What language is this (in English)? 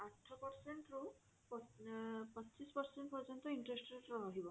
Odia